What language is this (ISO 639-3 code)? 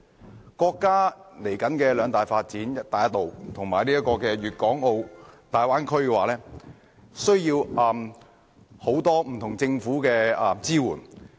yue